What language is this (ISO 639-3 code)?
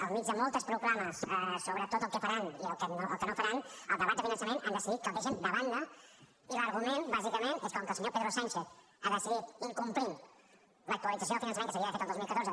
cat